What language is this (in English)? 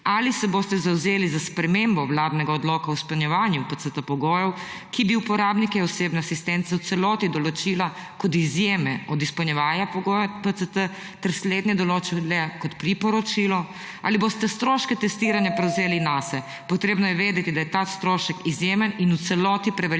Slovenian